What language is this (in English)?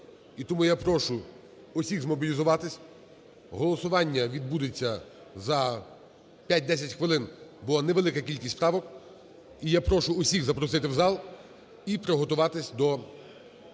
Ukrainian